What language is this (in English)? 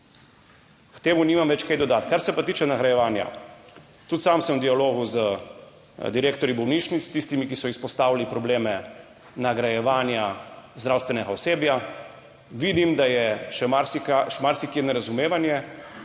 Slovenian